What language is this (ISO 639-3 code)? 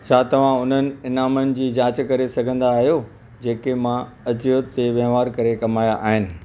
snd